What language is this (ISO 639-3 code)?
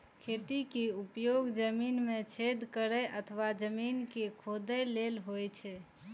mai